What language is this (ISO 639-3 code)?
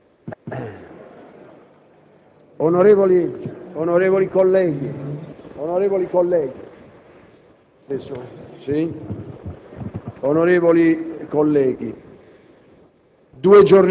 ita